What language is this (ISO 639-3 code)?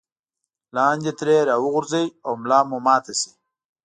pus